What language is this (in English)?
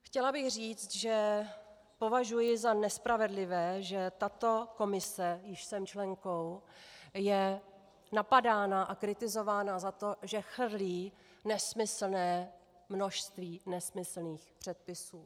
Czech